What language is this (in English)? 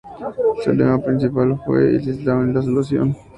Spanish